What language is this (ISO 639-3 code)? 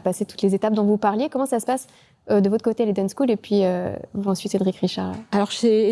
fra